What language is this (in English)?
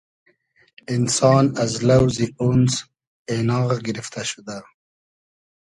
Hazaragi